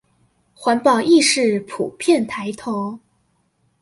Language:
Chinese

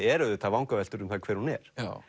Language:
Icelandic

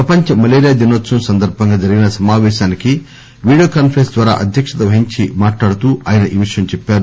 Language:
Telugu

